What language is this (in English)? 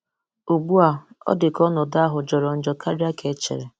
Igbo